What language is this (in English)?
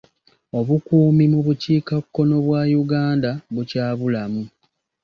Ganda